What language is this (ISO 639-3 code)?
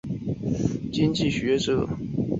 zho